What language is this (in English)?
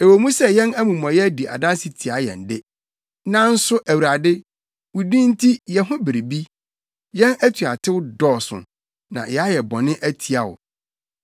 Akan